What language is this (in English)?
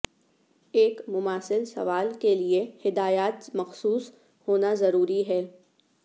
Urdu